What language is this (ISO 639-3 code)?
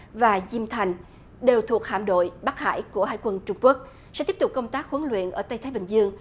vie